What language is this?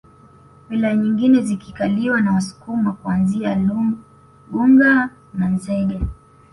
Swahili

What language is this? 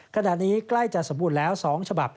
Thai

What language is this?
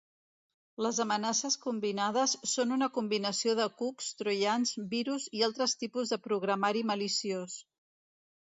Catalan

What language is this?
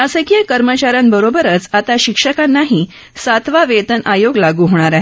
Marathi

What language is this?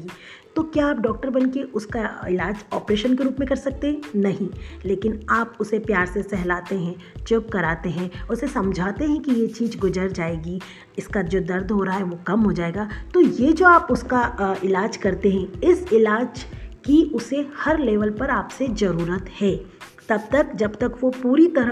Hindi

